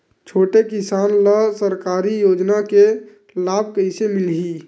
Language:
Chhattisgarhi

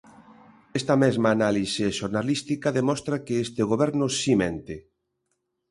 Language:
Galician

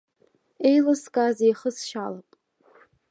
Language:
Abkhazian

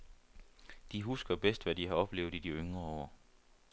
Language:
Danish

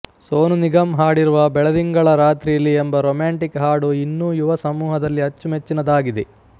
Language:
Kannada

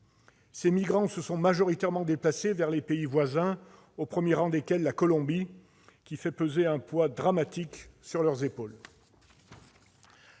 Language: French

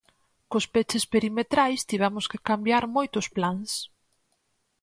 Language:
Galician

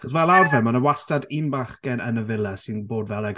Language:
Welsh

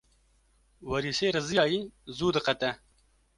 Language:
Kurdish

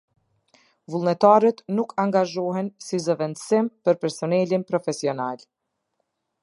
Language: Albanian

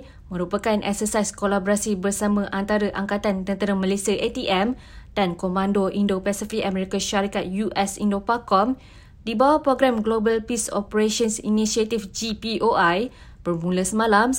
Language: Malay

